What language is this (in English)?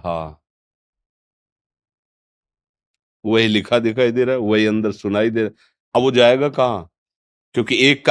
Hindi